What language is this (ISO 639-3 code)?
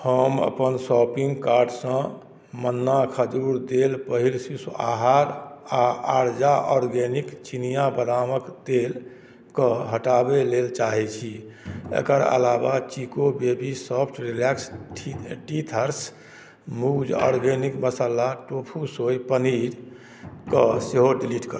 mai